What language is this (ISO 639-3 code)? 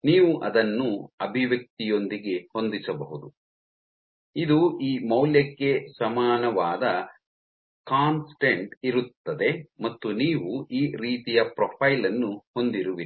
kan